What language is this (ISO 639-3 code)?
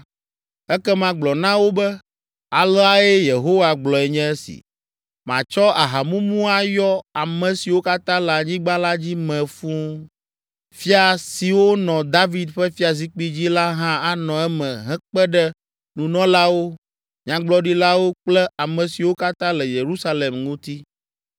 ewe